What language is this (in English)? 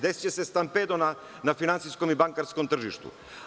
Serbian